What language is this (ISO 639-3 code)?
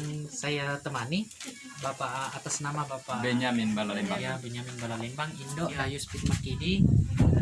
ind